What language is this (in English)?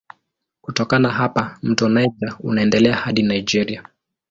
Swahili